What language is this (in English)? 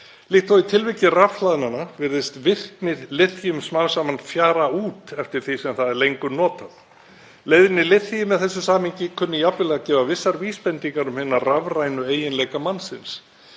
Icelandic